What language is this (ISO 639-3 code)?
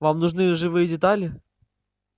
rus